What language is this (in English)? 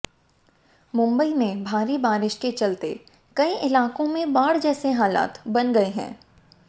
Hindi